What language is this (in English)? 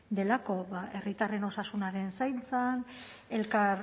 Basque